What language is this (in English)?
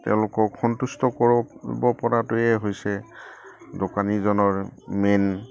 Assamese